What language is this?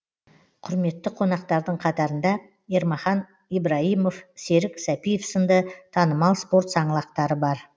Kazakh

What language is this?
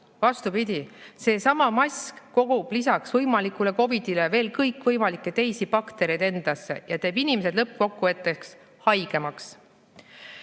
Estonian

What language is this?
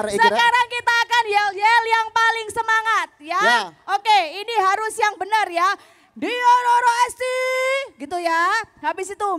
Indonesian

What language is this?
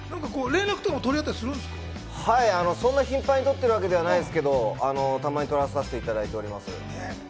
Japanese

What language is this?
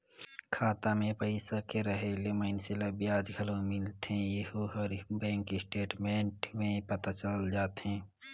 Chhattisgarhi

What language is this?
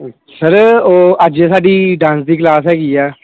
Punjabi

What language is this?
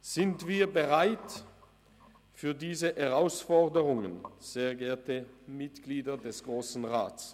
Swiss German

